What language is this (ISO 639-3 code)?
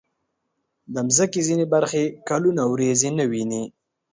pus